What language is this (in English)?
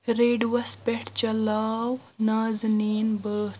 Kashmiri